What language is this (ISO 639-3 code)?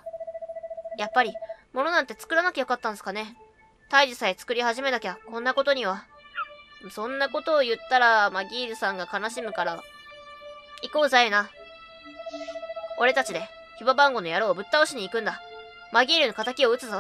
jpn